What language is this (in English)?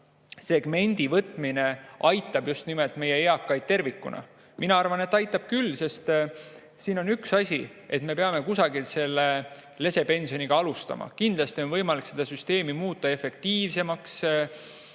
Estonian